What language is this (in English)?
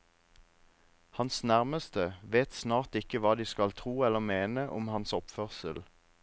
Norwegian